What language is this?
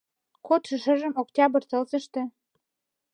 Mari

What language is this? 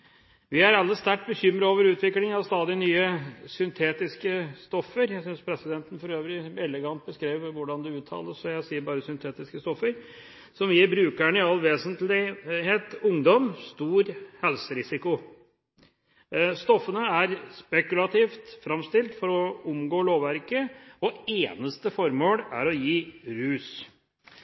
Norwegian Bokmål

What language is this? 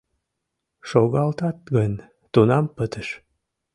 Mari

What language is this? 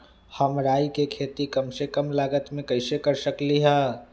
Magahi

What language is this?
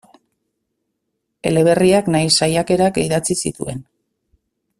Basque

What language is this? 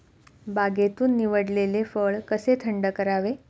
Marathi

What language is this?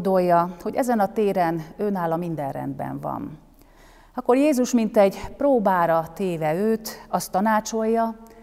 Hungarian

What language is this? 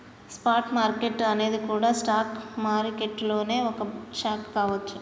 Telugu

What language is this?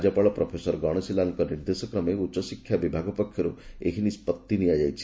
Odia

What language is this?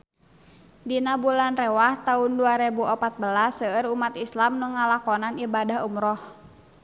Sundanese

